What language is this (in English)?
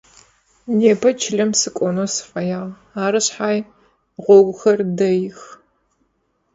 Adyghe